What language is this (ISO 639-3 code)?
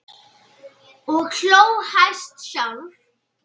isl